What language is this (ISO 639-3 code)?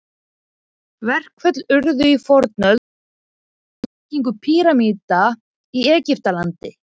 isl